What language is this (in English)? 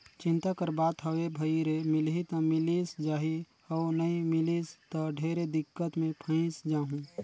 Chhattisgarhi